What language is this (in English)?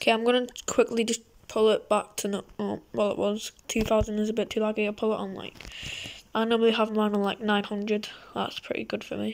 English